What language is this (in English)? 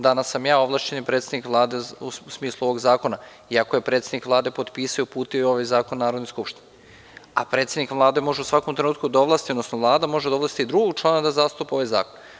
Serbian